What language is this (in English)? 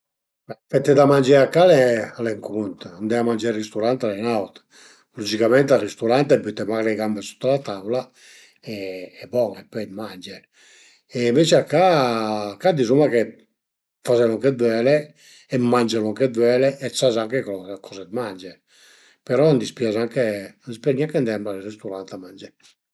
Piedmontese